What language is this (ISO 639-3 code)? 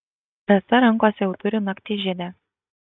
lit